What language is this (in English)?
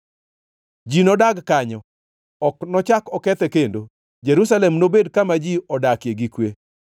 Luo (Kenya and Tanzania)